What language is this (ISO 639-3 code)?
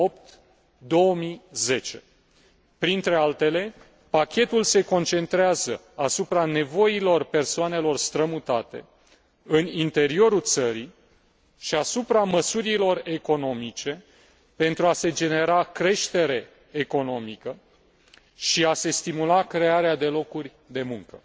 ron